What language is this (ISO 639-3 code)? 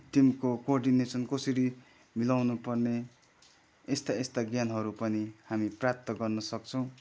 nep